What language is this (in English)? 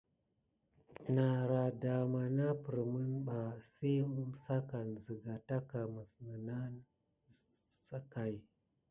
Gidar